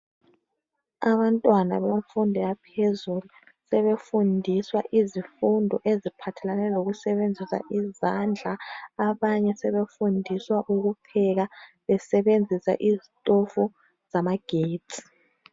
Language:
North Ndebele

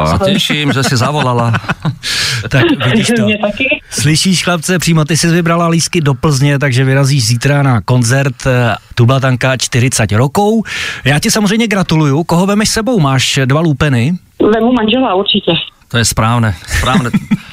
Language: Czech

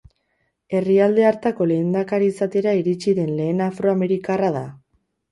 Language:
Basque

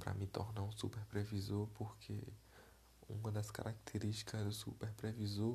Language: Portuguese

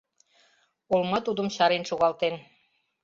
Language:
Mari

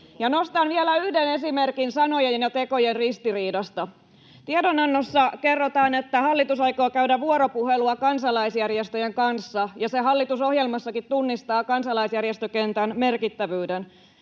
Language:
Finnish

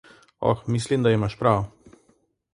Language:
Slovenian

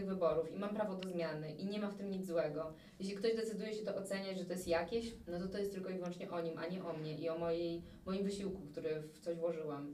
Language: Polish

